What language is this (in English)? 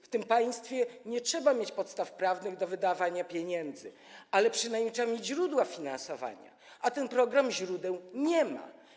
Polish